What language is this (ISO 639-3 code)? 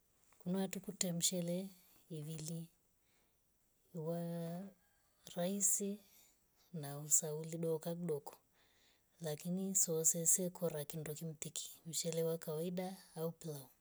rof